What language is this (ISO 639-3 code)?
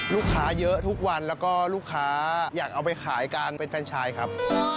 tha